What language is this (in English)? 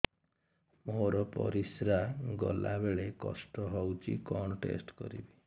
Odia